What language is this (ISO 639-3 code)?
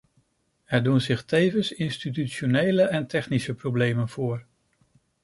nld